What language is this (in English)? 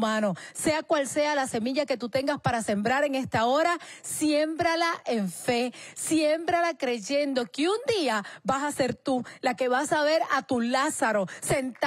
Spanish